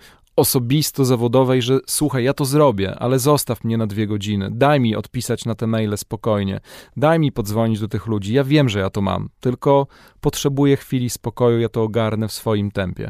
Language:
Polish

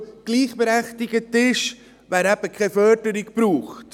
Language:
Swiss German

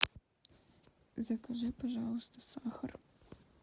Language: Russian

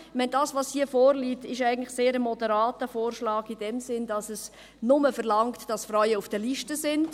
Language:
Swiss German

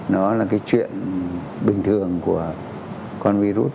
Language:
Vietnamese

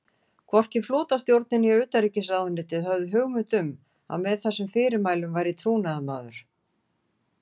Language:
Icelandic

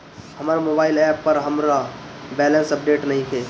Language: Bhojpuri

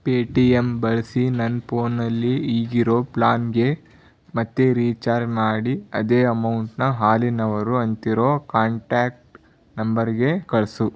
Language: Kannada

